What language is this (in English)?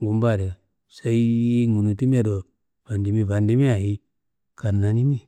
Kanembu